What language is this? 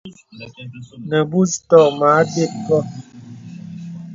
Bebele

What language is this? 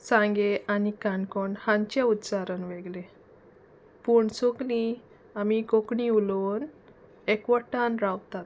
Konkani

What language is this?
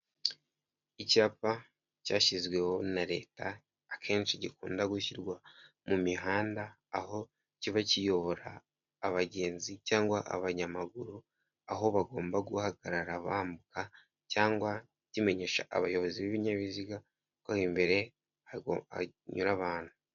Kinyarwanda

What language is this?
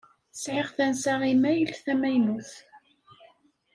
Kabyle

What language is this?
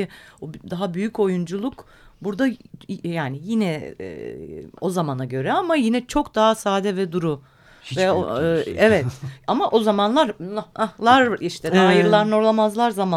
Turkish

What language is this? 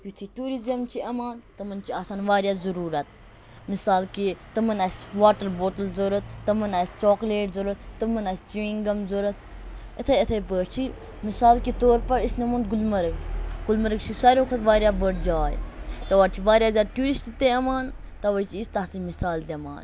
Kashmiri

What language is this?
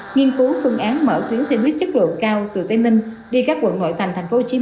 Vietnamese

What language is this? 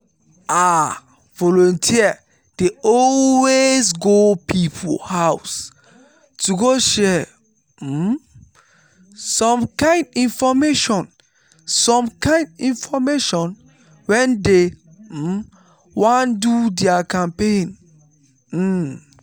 Nigerian Pidgin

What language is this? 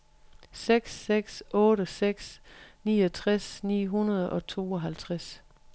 Danish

